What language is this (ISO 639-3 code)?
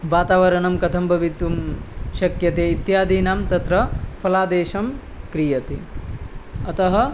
san